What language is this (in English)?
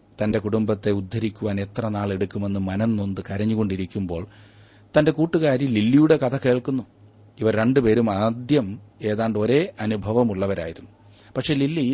Malayalam